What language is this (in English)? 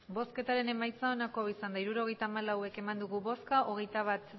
Basque